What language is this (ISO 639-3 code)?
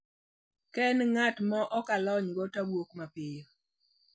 luo